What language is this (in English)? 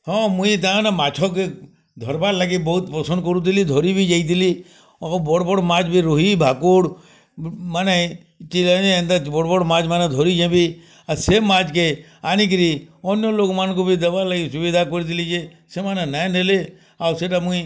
Odia